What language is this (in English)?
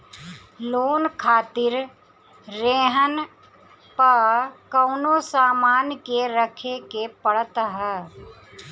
Bhojpuri